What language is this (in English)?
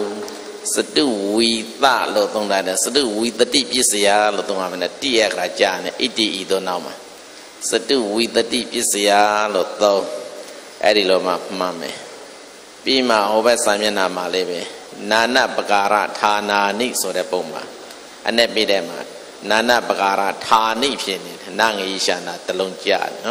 Indonesian